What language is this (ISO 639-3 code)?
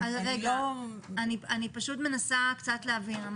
heb